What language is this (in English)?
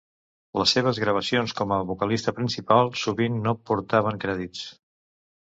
Catalan